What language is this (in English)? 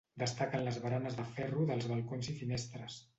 Catalan